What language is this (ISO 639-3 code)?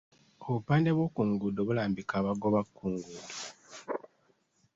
lug